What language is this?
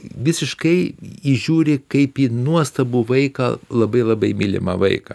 Lithuanian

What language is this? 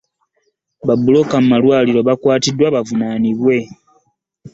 Ganda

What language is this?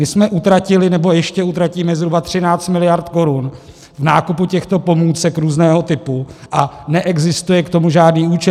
Czech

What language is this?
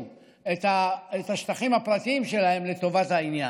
Hebrew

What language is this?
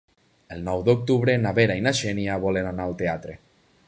Catalan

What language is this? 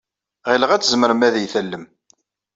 Kabyle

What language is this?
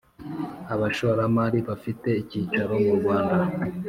Kinyarwanda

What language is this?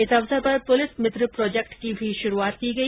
Hindi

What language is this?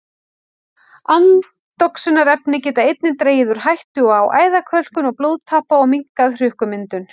Icelandic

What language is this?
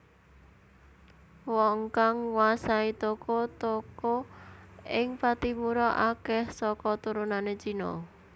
Javanese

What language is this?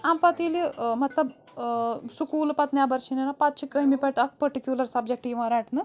Kashmiri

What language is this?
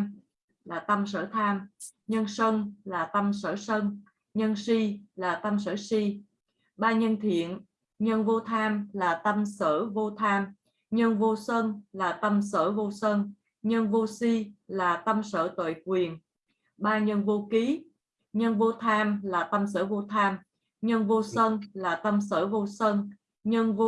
Vietnamese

